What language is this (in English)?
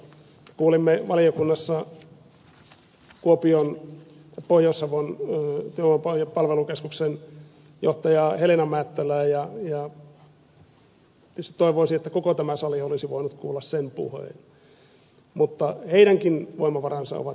Finnish